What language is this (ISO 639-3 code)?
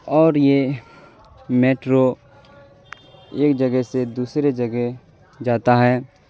urd